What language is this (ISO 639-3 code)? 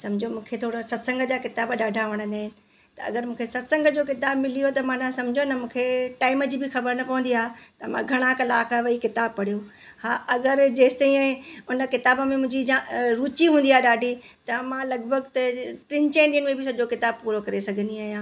snd